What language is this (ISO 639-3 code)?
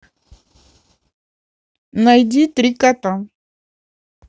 rus